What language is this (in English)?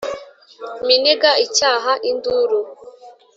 Kinyarwanda